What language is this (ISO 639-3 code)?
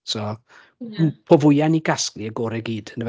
cym